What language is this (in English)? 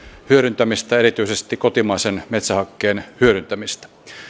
Finnish